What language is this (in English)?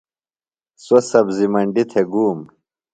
Phalura